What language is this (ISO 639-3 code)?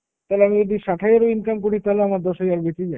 ben